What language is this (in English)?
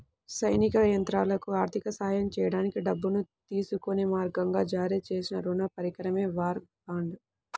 Telugu